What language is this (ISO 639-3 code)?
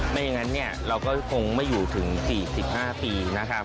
tha